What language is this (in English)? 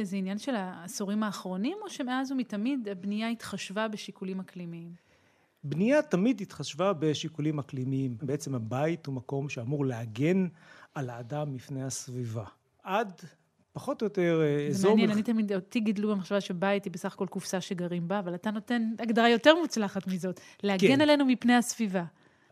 Hebrew